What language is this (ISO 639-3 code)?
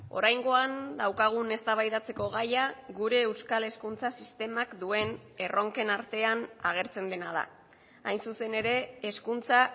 eus